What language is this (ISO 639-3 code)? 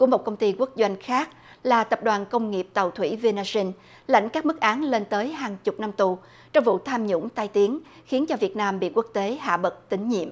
vie